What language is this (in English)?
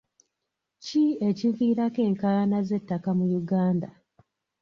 Ganda